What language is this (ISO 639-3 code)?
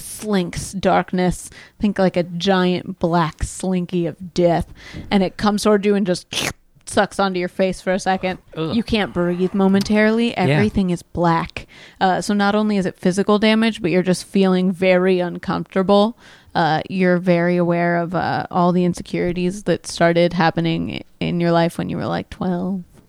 eng